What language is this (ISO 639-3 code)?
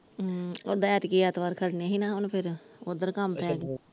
pan